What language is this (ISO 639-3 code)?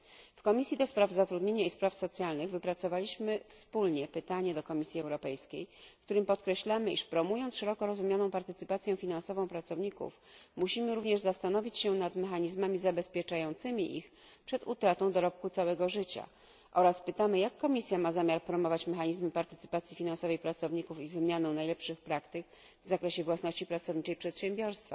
pol